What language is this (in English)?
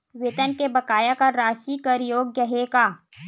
Chhattisgarhi